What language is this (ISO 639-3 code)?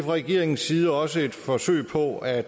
dan